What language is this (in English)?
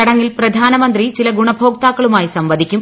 Malayalam